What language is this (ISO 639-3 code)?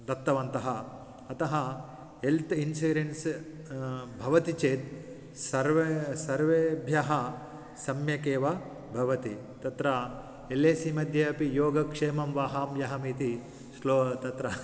san